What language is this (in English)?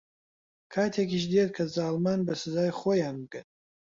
Central Kurdish